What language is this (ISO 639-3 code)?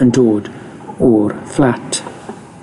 cym